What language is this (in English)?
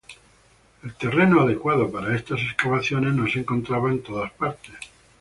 Spanish